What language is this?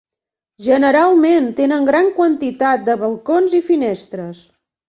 Catalan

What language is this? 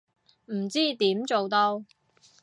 Cantonese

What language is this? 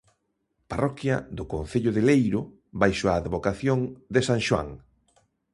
Galician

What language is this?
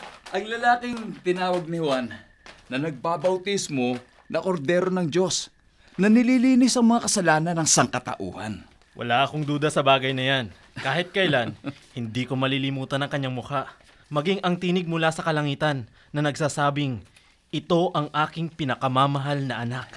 Filipino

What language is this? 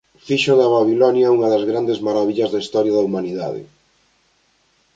Galician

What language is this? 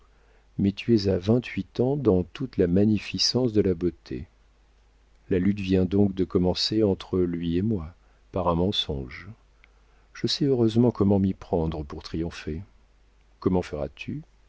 French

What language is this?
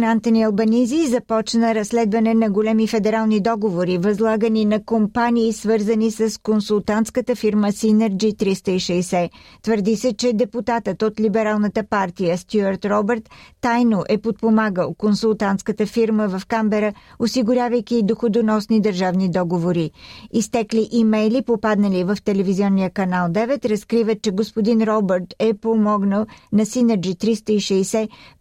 Bulgarian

